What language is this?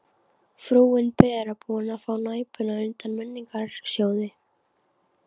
Icelandic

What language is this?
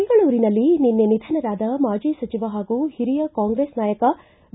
Kannada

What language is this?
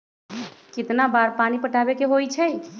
Magahi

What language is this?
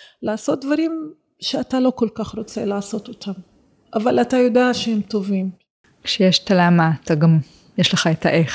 Hebrew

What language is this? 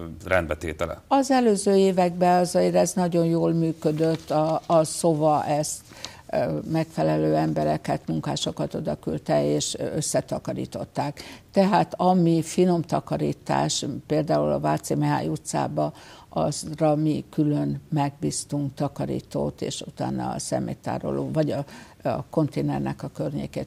Hungarian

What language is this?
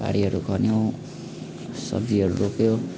Nepali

